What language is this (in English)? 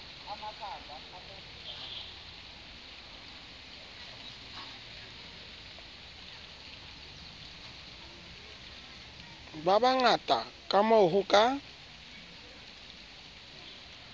Southern Sotho